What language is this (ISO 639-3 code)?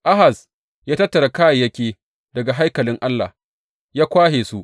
hau